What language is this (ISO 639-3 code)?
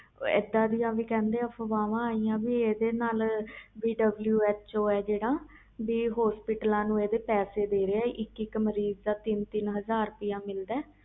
pan